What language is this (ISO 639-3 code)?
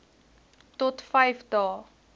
afr